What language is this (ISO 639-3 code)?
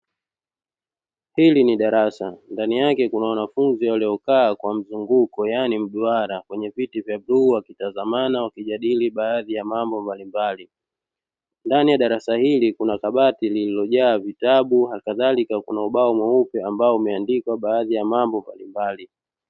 swa